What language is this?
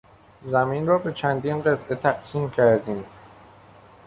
Persian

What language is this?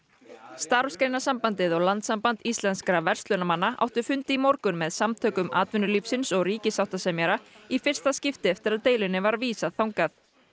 Icelandic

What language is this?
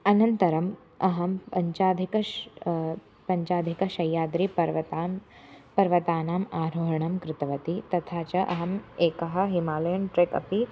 Sanskrit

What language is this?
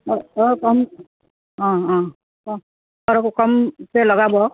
Assamese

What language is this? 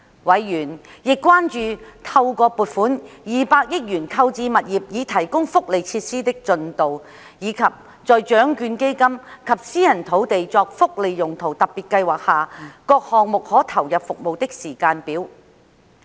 Cantonese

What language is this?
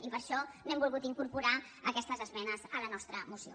Catalan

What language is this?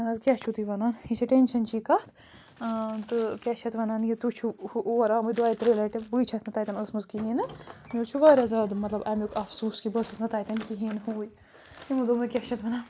Kashmiri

